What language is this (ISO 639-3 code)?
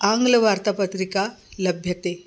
san